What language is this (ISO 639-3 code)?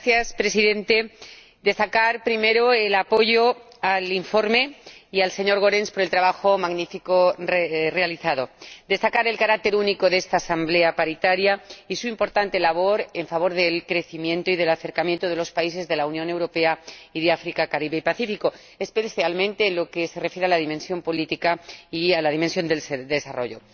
spa